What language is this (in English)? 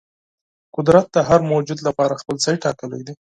Pashto